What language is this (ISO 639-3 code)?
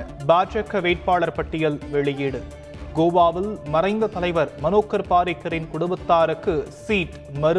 tam